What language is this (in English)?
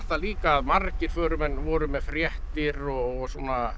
Icelandic